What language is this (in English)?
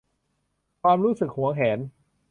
Thai